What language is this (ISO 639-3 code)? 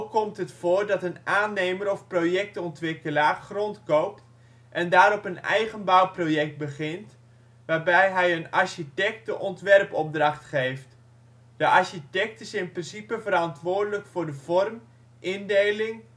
nld